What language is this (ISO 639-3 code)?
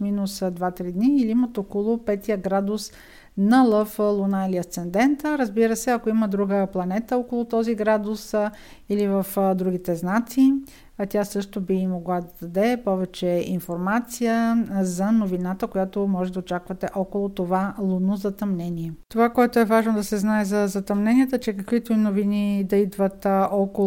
bul